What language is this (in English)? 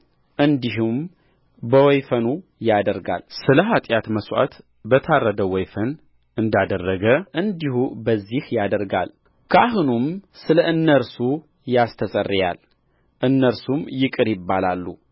Amharic